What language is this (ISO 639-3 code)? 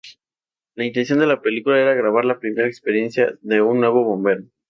spa